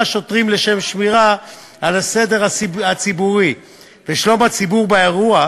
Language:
Hebrew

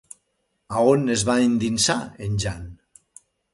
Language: Catalan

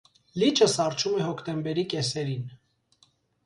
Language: Armenian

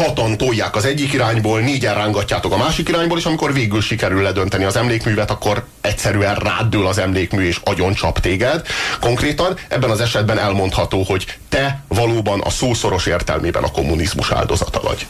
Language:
Hungarian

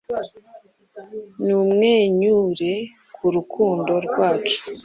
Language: Kinyarwanda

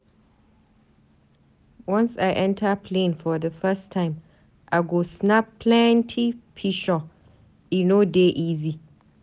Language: Nigerian Pidgin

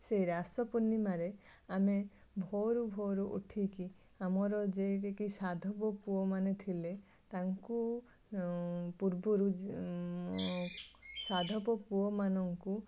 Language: Odia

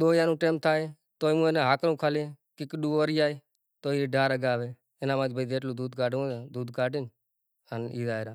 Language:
Kachi Koli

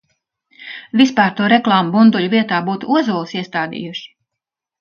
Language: Latvian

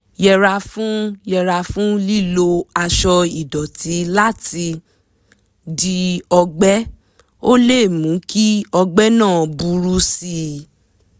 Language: Yoruba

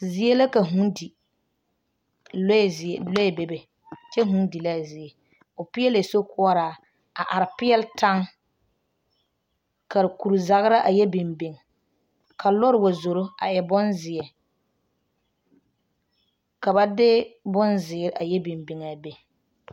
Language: Southern Dagaare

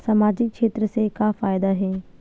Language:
Chhattisgarhi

